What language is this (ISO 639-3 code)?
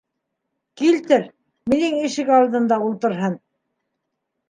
bak